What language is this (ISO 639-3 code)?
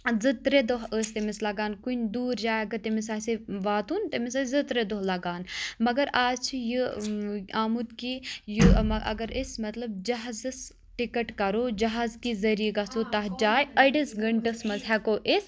kas